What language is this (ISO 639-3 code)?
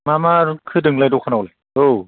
brx